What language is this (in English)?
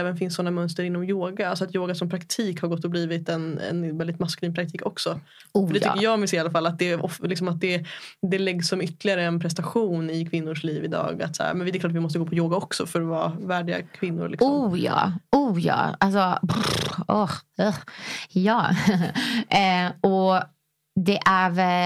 Swedish